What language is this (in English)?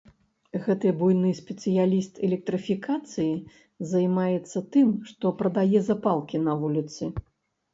Belarusian